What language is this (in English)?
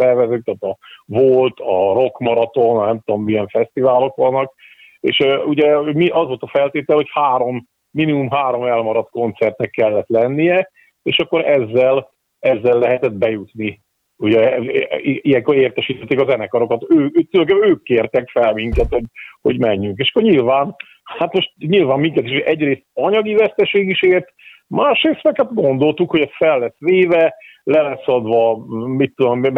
Hungarian